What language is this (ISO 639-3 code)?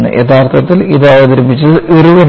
mal